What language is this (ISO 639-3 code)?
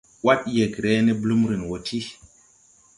tui